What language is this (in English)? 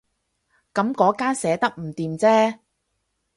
Cantonese